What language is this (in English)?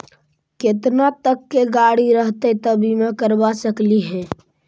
Magahi